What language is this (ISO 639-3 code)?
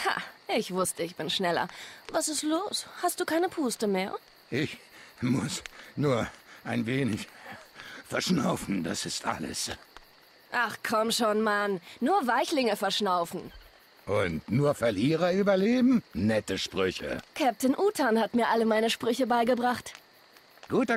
deu